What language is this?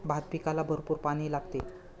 Marathi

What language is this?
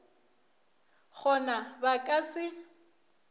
Northern Sotho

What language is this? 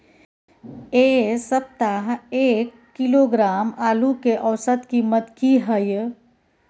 Maithili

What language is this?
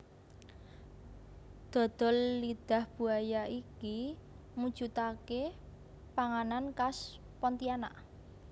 Javanese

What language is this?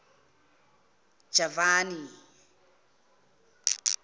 Zulu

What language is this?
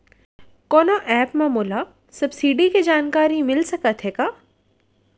Chhattisgarhi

